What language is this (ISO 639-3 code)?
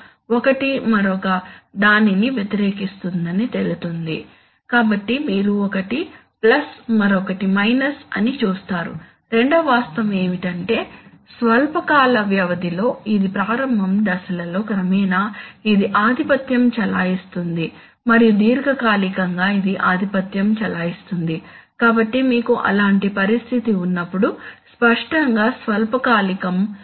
tel